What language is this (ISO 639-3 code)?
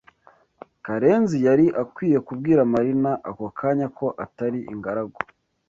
kin